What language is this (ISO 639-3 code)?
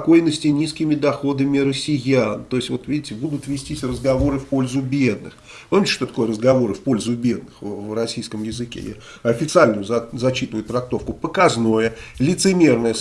rus